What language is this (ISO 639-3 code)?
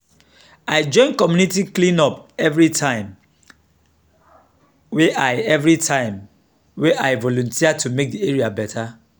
pcm